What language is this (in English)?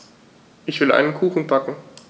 German